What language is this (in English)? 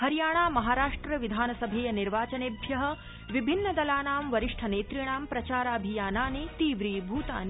Sanskrit